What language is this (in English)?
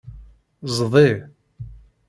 Kabyle